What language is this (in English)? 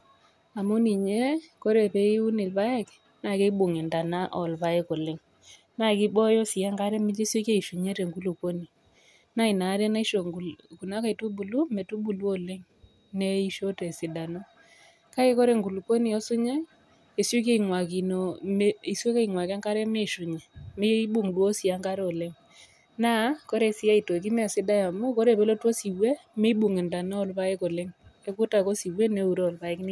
Masai